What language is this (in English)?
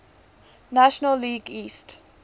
English